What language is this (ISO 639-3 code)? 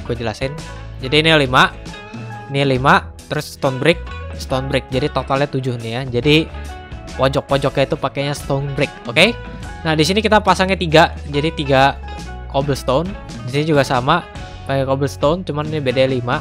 ind